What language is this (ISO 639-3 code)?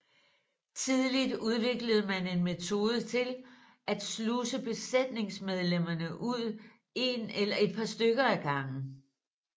dan